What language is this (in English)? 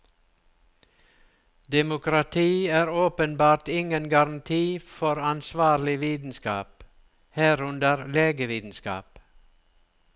Norwegian